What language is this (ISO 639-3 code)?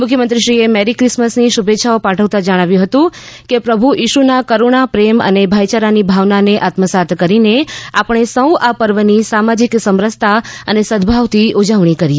guj